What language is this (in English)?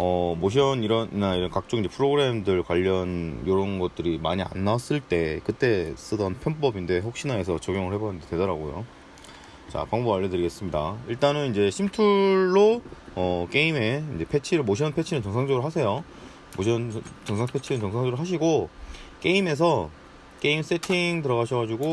Korean